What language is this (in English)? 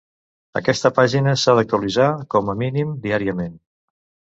Catalan